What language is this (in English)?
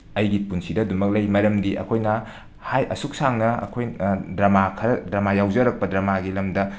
Manipuri